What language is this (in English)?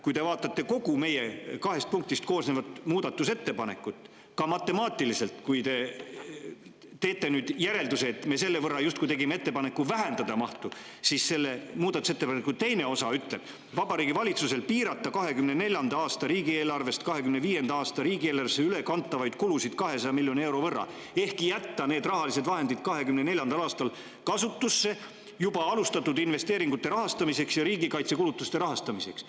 Estonian